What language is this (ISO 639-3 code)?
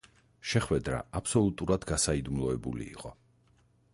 kat